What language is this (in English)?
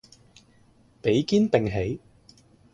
Cantonese